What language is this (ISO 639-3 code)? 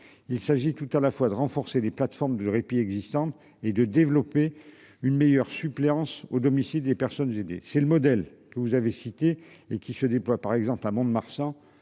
fra